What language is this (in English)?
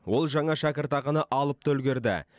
Kazakh